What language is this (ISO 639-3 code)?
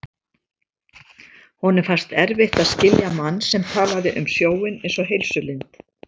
isl